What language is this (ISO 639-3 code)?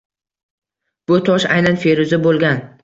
uzb